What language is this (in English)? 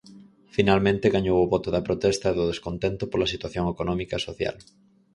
Galician